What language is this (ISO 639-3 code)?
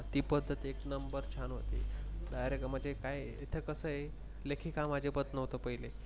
mar